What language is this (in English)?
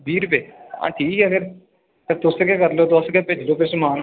Dogri